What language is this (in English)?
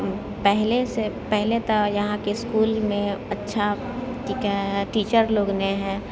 Maithili